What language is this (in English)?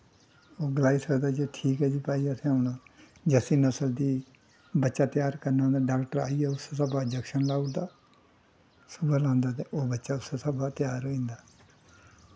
Dogri